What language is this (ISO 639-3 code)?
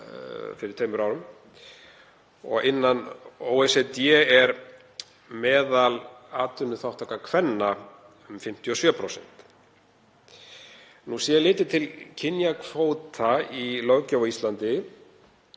isl